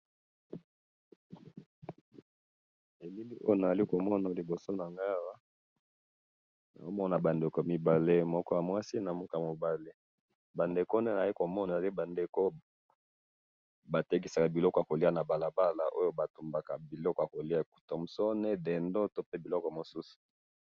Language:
Lingala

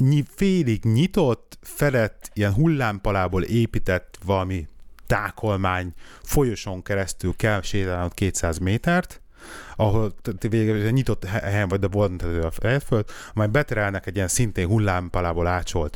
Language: Hungarian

